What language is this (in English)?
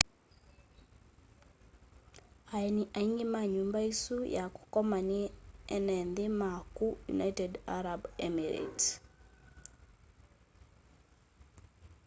Kamba